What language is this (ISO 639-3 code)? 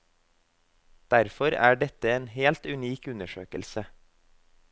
nor